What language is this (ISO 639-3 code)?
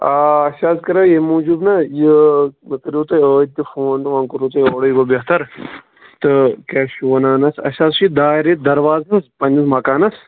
kas